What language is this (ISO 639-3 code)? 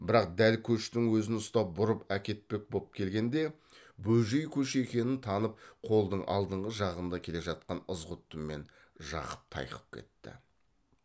kaz